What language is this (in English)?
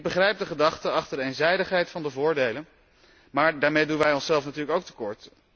Dutch